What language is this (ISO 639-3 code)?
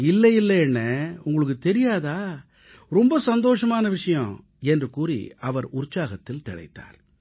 tam